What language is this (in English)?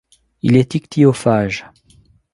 French